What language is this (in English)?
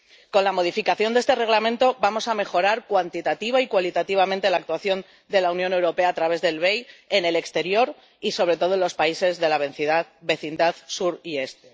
Spanish